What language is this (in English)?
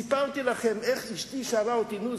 Hebrew